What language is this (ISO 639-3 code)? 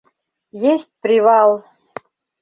chm